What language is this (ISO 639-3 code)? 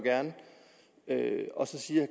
dan